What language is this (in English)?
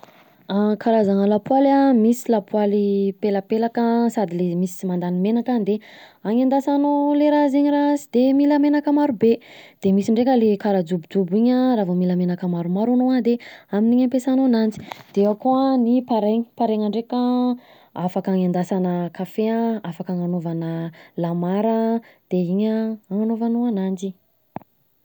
Southern Betsimisaraka Malagasy